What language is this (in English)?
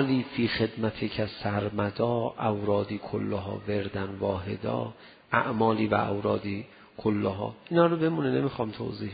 Persian